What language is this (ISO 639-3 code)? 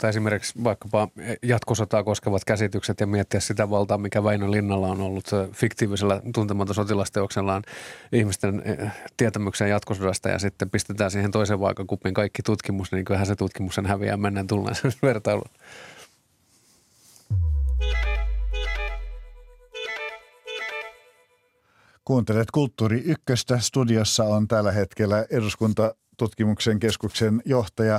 fin